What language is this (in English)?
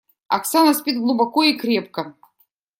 Russian